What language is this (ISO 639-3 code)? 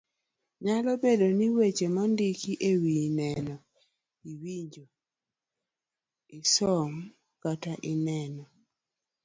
luo